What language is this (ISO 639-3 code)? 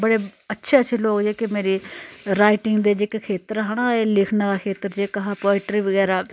doi